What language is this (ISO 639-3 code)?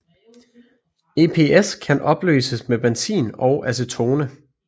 dan